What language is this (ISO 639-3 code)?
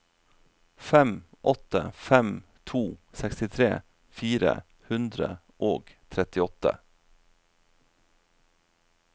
nor